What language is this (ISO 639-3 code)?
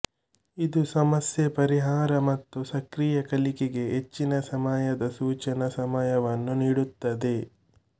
kan